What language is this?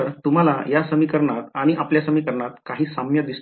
Marathi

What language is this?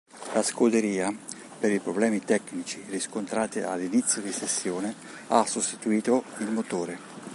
Italian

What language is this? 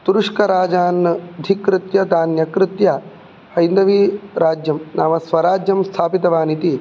Sanskrit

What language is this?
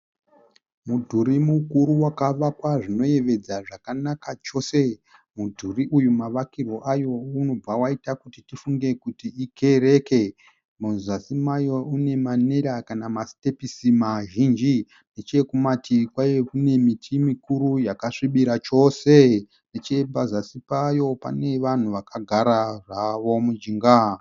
Shona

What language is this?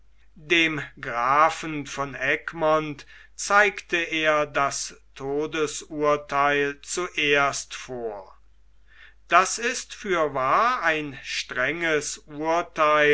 German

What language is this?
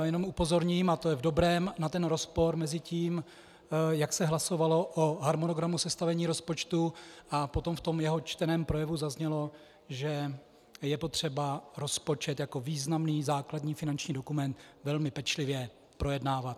Czech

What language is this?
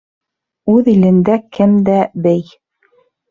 Bashkir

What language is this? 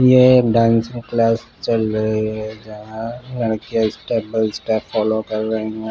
Hindi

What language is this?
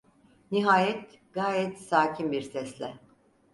Turkish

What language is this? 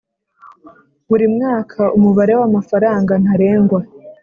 Kinyarwanda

